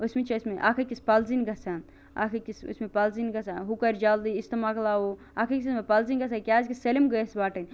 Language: Kashmiri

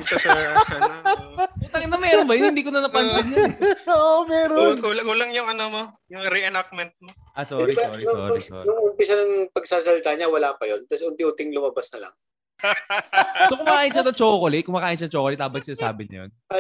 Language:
Filipino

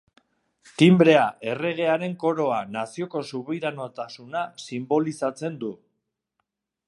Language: Basque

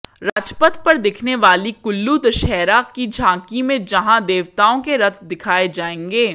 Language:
Hindi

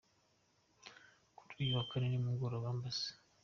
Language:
Kinyarwanda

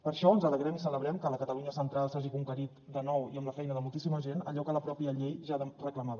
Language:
Catalan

